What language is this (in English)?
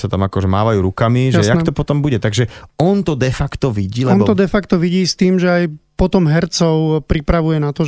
Slovak